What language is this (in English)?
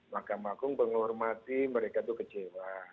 Indonesian